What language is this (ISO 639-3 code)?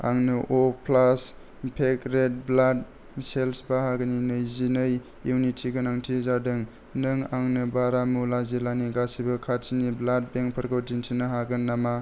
brx